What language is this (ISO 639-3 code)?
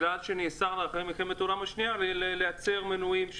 heb